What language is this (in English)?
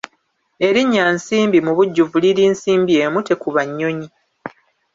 Ganda